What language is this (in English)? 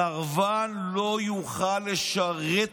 Hebrew